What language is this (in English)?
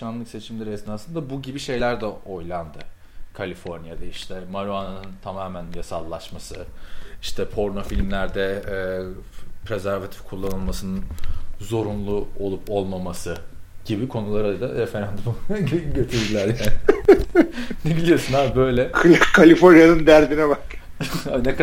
Turkish